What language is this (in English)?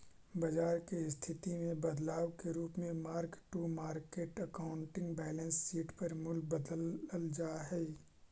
Magahi